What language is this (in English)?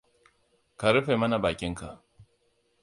Hausa